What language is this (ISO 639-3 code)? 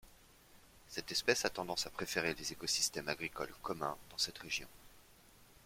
fra